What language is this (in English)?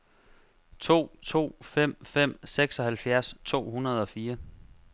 Danish